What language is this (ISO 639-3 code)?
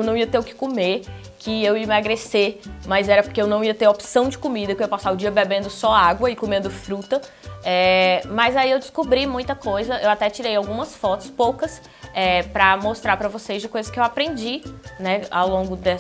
por